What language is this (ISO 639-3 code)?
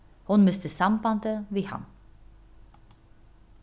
fao